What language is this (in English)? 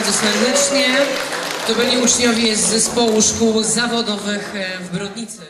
Polish